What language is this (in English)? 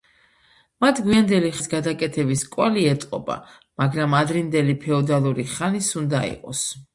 Georgian